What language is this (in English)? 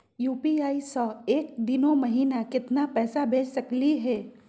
Magahi